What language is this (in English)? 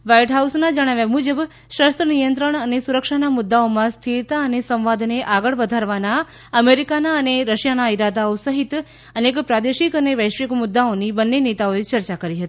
Gujarati